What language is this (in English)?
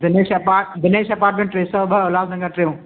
Sindhi